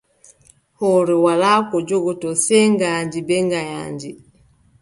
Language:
Adamawa Fulfulde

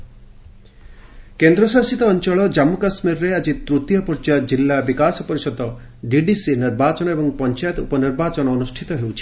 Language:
Odia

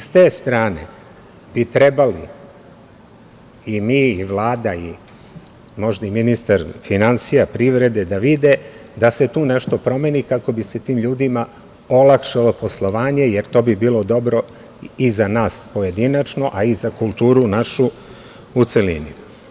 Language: Serbian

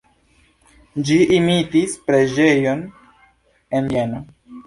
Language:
Esperanto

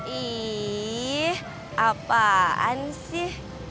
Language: Indonesian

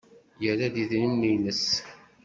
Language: Kabyle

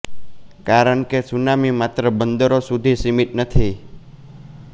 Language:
Gujarati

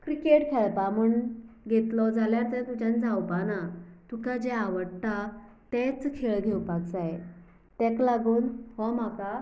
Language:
Konkani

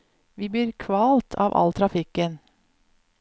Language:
Norwegian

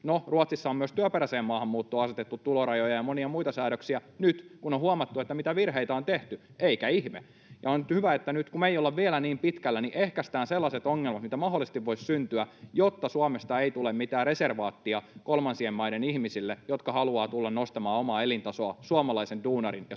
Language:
Finnish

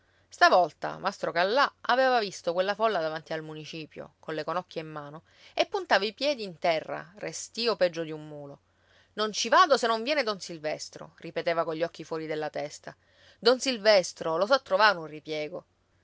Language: Italian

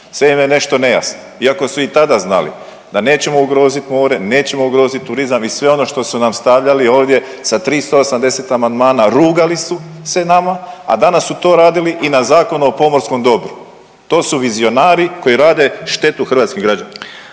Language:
Croatian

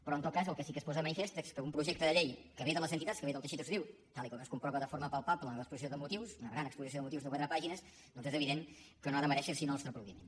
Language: Catalan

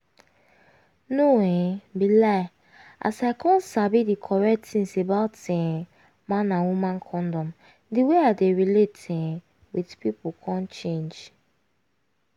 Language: Nigerian Pidgin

